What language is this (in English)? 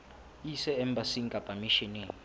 Southern Sotho